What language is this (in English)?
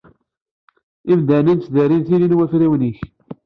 Kabyle